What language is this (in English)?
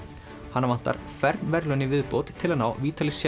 Icelandic